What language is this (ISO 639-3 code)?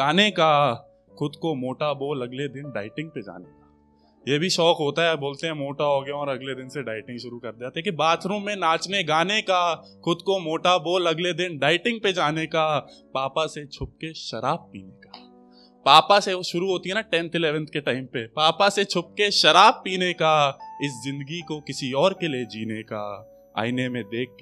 hin